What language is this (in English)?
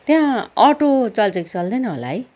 Nepali